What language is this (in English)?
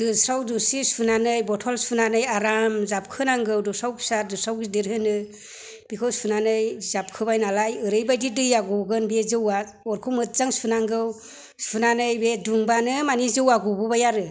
Bodo